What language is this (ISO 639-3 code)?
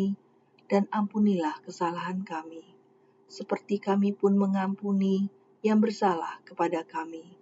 ind